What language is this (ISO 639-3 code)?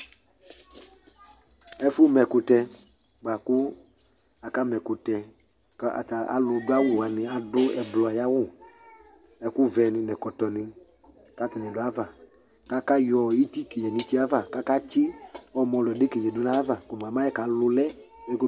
kpo